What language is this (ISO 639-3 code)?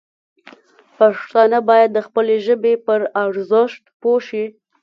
pus